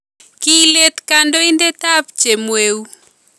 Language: Kalenjin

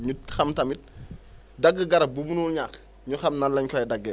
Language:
Wolof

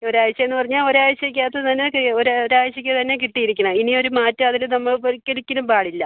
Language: Malayalam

